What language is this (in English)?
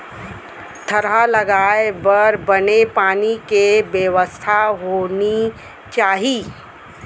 Chhattisgarhi